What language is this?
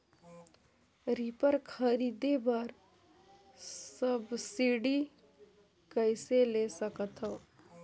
Chhattisgarhi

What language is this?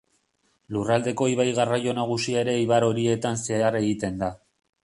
Basque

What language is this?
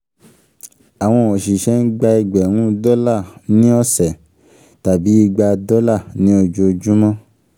Yoruba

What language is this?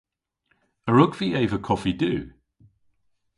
Cornish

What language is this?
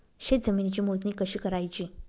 Marathi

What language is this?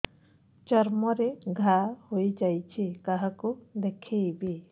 Odia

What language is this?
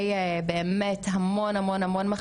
Hebrew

